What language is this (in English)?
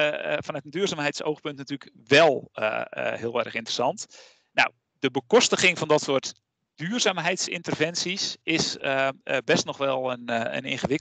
Dutch